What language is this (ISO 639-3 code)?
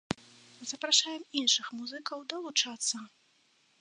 bel